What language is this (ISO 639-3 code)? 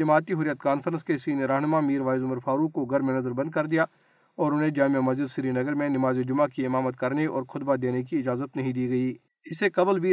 urd